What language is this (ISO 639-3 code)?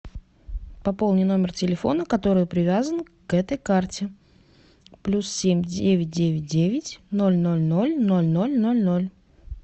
rus